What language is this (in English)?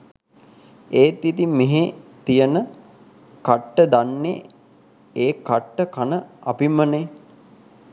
Sinhala